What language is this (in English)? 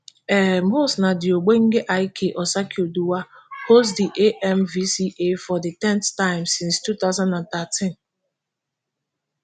Nigerian Pidgin